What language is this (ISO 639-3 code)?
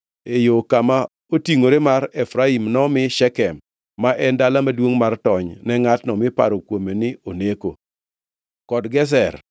luo